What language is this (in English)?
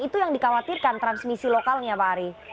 Indonesian